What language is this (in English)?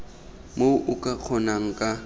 Tswana